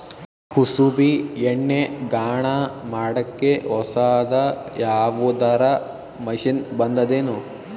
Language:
Kannada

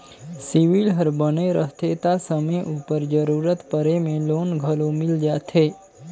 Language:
Chhattisgarhi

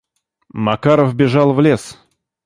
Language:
Russian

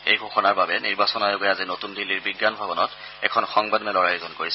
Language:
Assamese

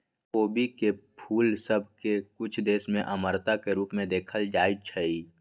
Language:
Magahi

